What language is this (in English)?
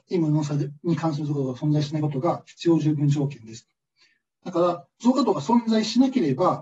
Japanese